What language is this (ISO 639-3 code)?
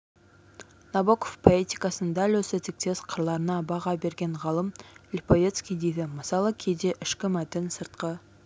kaz